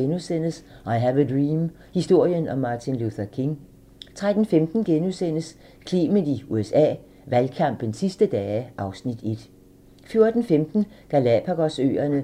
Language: Danish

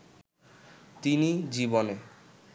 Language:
Bangla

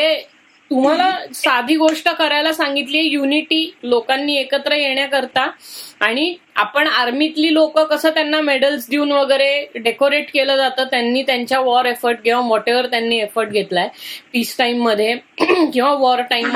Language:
Marathi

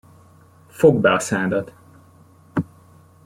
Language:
Hungarian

